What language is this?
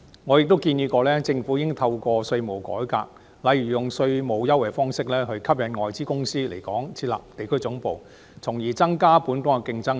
Cantonese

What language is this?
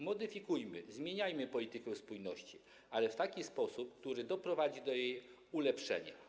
Polish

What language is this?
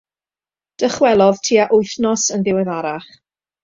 Welsh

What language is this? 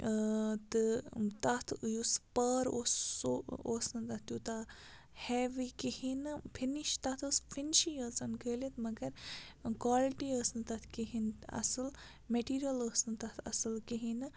Kashmiri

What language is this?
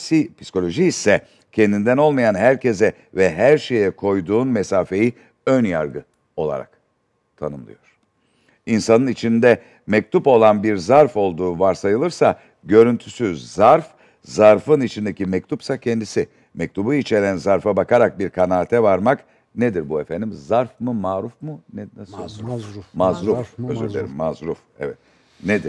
Turkish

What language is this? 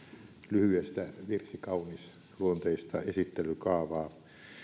Finnish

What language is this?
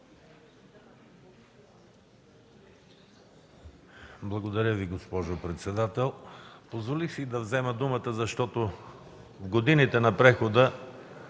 Bulgarian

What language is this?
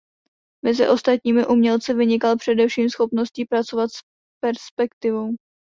Czech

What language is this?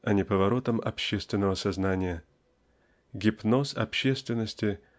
Russian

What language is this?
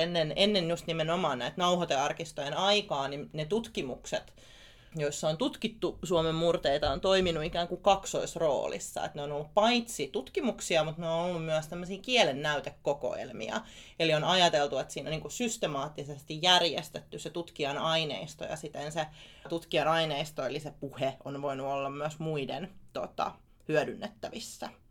Finnish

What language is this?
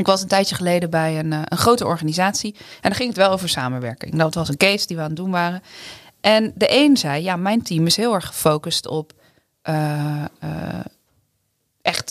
Dutch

